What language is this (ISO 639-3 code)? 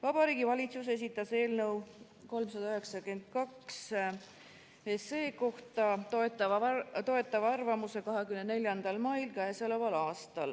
est